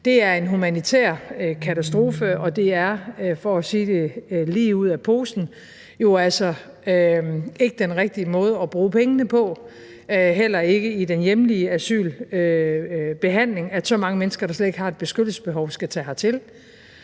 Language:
Danish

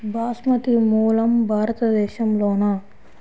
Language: Telugu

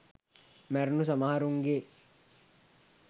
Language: Sinhala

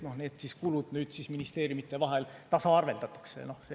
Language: Estonian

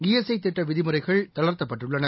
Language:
Tamil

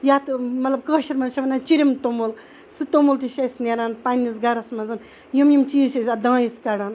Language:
Kashmiri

